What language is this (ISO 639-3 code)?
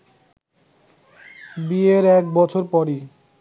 ben